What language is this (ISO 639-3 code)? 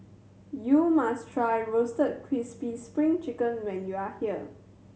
eng